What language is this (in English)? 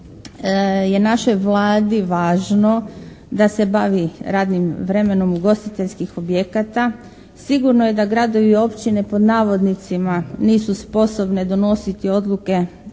Croatian